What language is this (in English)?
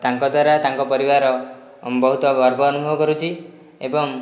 Odia